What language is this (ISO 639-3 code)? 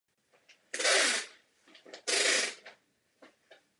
ces